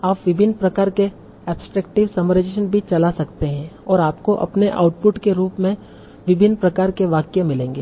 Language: Hindi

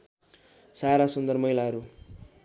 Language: Nepali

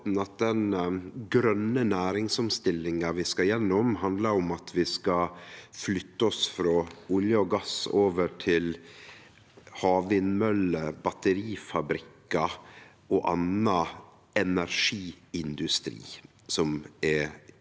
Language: Norwegian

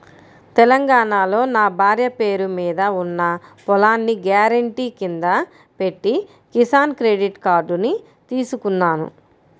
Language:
Telugu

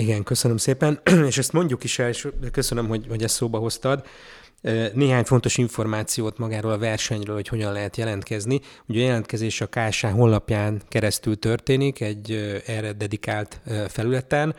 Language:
Hungarian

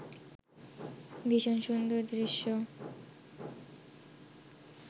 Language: Bangla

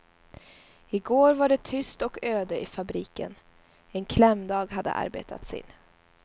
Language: Swedish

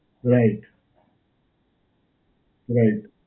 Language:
Gujarati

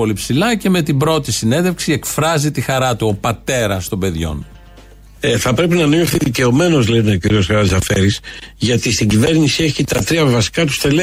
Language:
Greek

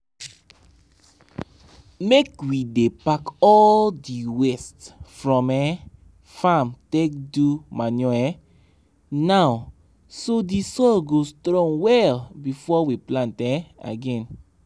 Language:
Nigerian Pidgin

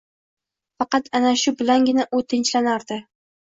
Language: Uzbek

